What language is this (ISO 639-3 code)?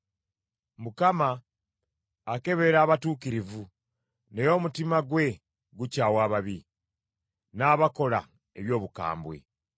lug